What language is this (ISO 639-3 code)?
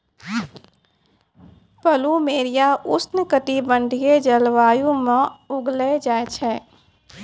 mai